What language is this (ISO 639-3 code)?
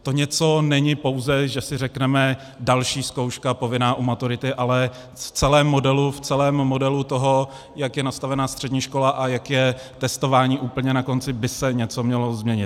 ces